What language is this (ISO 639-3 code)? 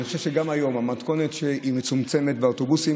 heb